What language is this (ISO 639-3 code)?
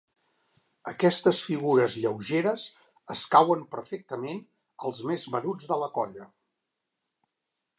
cat